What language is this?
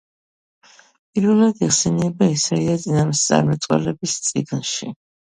Georgian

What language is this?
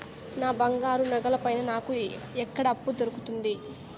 Telugu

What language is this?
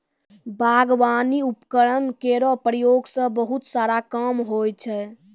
Maithili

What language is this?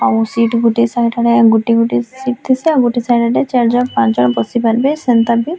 Odia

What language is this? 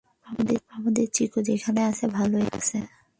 Bangla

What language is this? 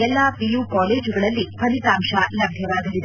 Kannada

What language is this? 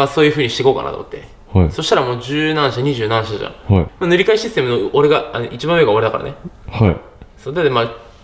Japanese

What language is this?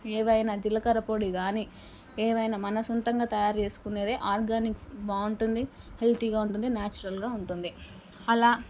Telugu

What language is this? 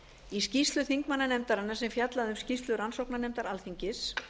Icelandic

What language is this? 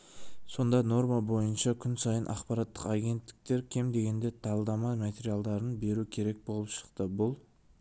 Kazakh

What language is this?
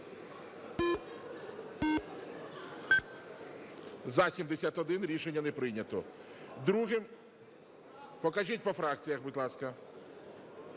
Ukrainian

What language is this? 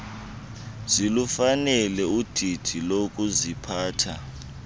Xhosa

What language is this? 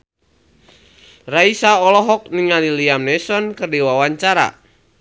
Sundanese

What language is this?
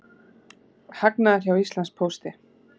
Icelandic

